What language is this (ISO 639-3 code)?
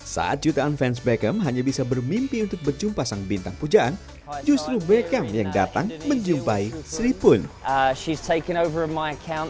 ind